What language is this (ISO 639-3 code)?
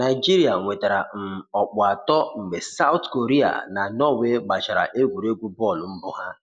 ibo